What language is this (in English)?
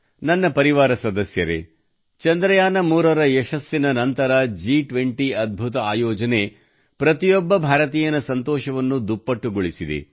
Kannada